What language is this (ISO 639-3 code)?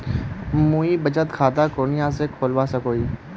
mag